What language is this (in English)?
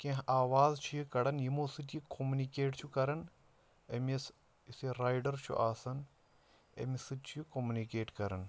Kashmiri